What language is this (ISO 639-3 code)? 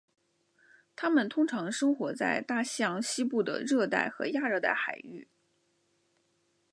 zho